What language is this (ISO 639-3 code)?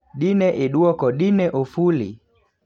luo